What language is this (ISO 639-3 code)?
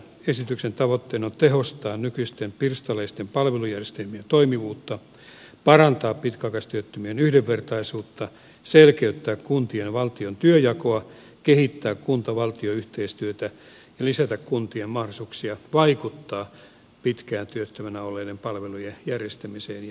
fin